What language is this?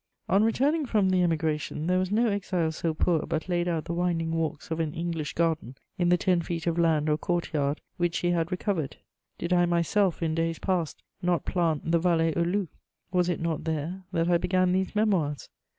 English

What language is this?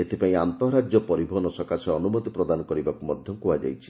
Odia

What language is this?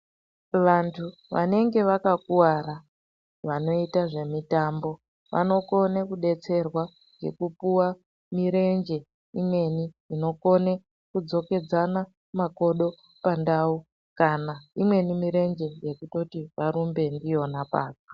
Ndau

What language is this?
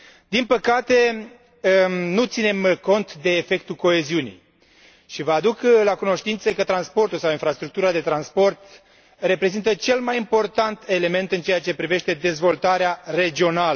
Romanian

